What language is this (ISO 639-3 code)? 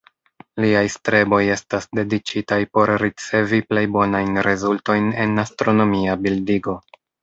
epo